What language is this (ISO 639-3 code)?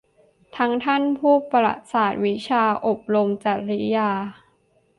tha